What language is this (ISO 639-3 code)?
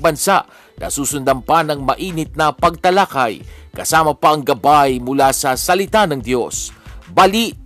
fil